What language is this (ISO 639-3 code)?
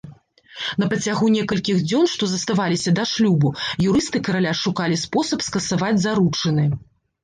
bel